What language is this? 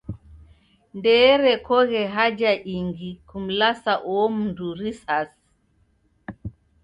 Taita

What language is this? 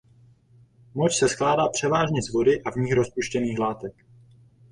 Czech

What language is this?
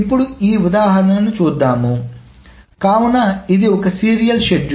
Telugu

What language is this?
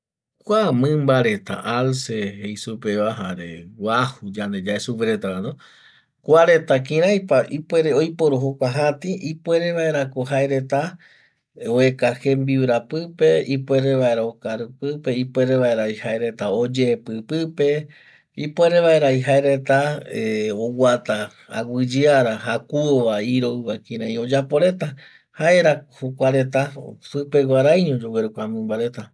Eastern Bolivian Guaraní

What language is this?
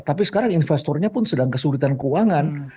Indonesian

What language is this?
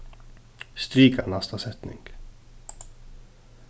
Faroese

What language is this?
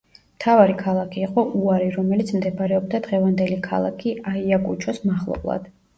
Georgian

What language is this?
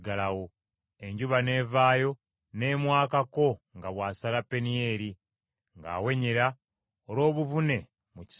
Ganda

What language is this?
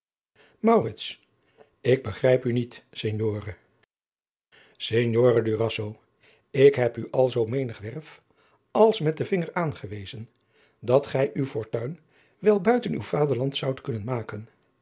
Dutch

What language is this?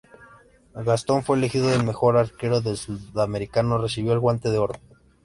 Spanish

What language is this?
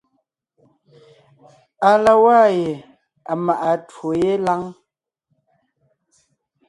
Ngiemboon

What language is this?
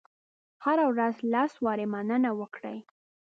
Pashto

